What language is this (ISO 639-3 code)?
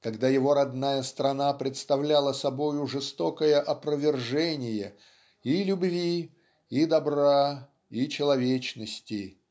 rus